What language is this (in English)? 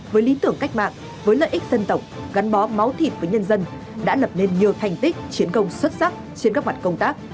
Vietnamese